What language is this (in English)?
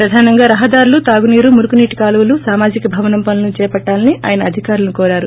Telugu